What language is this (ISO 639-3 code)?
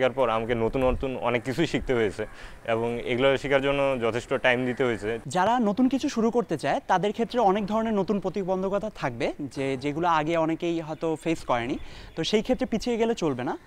hin